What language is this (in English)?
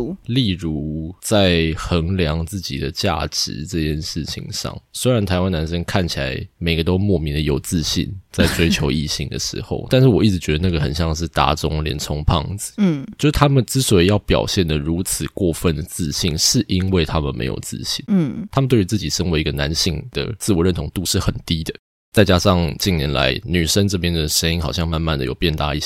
Chinese